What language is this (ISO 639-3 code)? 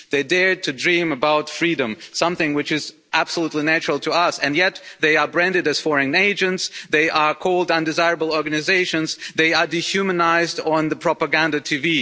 eng